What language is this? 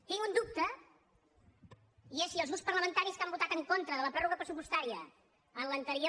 Catalan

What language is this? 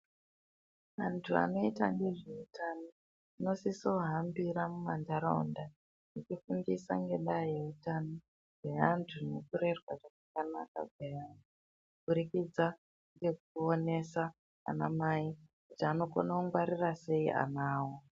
Ndau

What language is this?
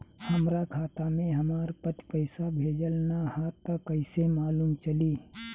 Bhojpuri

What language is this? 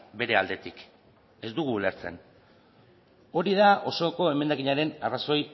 Basque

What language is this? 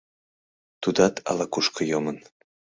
Mari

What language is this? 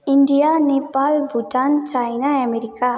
Nepali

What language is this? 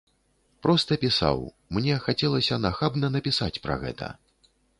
Belarusian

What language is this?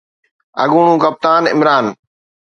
Sindhi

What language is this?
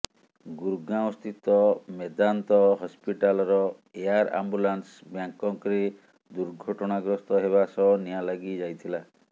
Odia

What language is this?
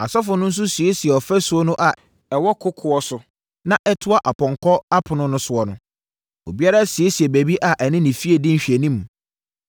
Akan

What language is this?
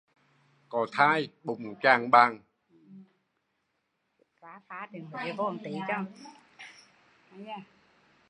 Vietnamese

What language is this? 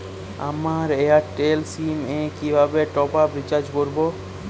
Bangla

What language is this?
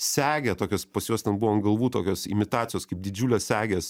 Lithuanian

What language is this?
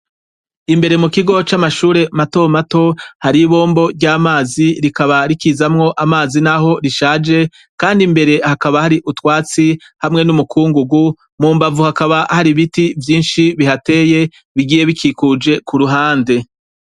Rundi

